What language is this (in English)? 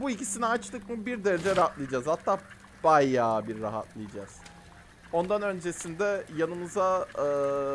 Turkish